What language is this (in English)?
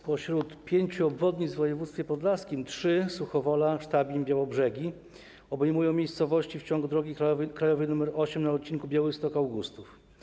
Polish